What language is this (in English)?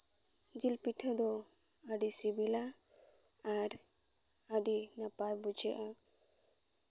Santali